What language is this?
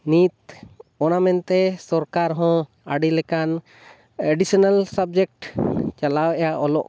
Santali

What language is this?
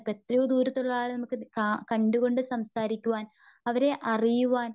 Malayalam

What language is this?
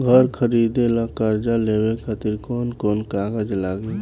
Bhojpuri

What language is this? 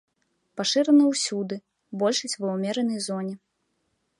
Belarusian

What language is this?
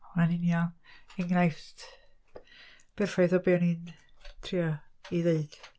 Welsh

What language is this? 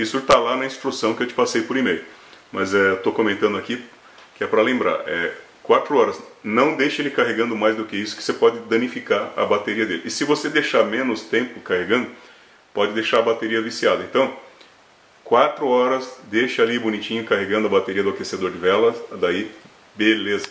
Portuguese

